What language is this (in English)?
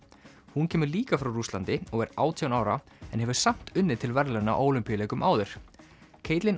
Icelandic